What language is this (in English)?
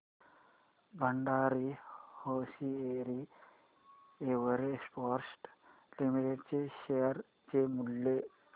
Marathi